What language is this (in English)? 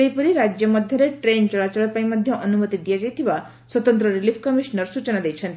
Odia